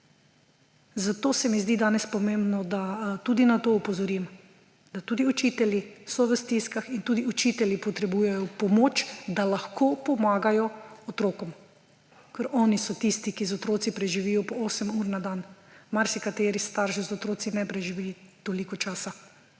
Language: Slovenian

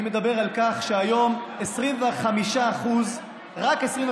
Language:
Hebrew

